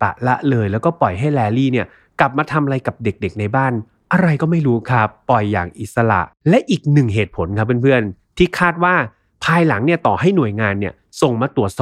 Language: Thai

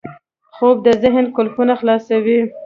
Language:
Pashto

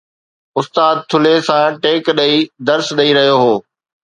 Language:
Sindhi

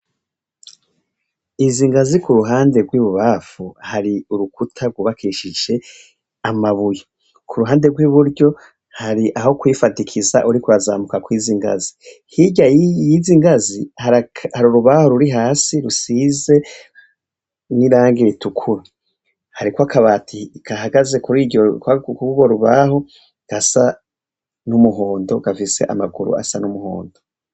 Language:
Rundi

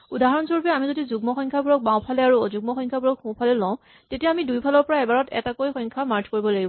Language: Assamese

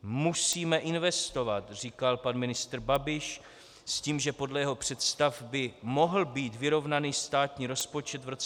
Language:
Czech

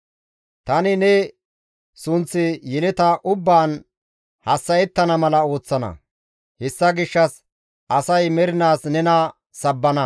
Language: Gamo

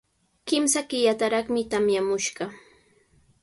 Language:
Sihuas Ancash Quechua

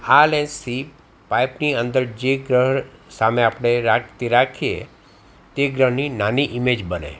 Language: Gujarati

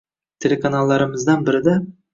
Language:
Uzbek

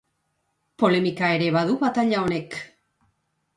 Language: Basque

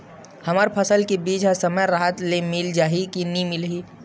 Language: Chhattisgarhi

